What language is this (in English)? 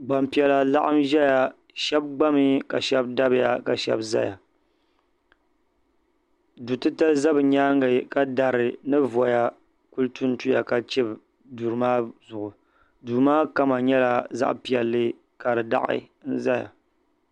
Dagbani